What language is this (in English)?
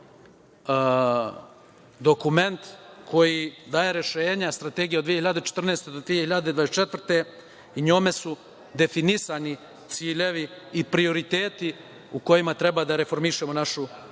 Serbian